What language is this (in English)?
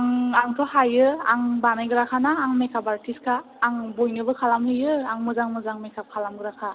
Bodo